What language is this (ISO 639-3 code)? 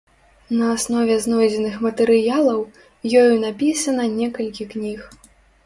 bel